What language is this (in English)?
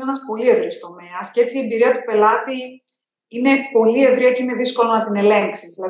Greek